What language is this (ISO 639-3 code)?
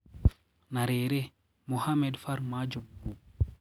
kik